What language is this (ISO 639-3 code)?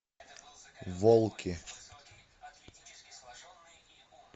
rus